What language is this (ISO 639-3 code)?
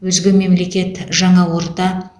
kaz